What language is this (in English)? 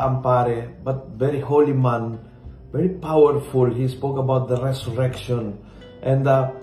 Filipino